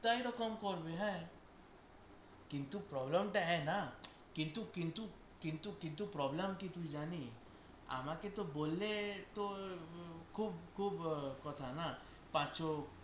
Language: Bangla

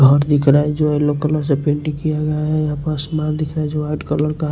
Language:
Hindi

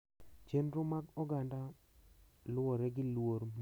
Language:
Luo (Kenya and Tanzania)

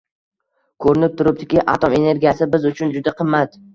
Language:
Uzbek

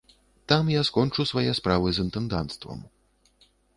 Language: Belarusian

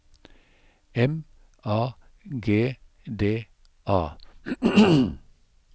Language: Norwegian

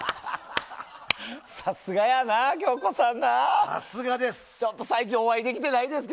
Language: Japanese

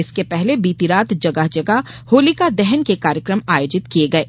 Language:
Hindi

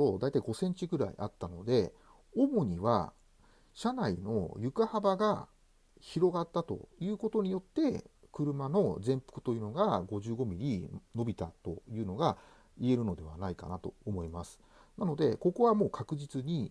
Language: Japanese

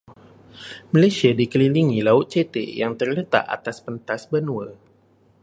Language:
Malay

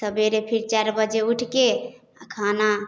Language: Maithili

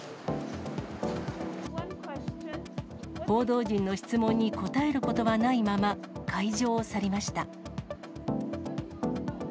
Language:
Japanese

